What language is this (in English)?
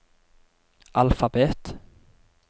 Norwegian